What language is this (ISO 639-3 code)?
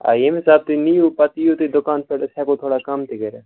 kas